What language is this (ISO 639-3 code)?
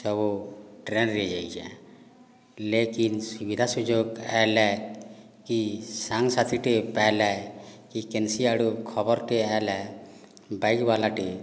ori